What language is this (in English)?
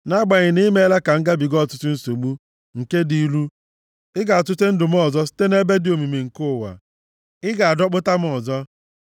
Igbo